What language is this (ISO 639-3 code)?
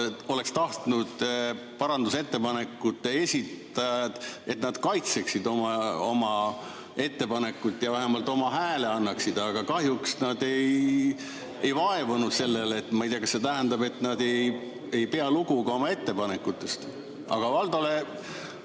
est